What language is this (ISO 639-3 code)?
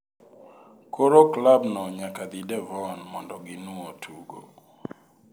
luo